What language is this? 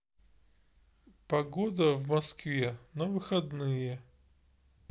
Russian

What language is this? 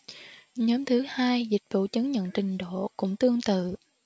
Vietnamese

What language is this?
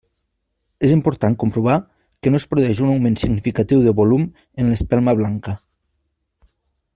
Catalan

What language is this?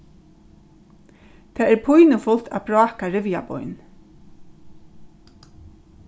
Faroese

